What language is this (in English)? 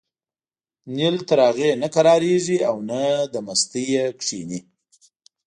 Pashto